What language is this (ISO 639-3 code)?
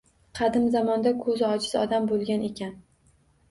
uzb